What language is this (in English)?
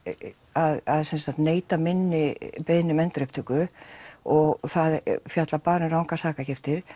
Icelandic